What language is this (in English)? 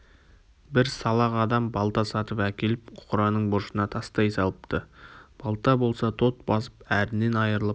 Kazakh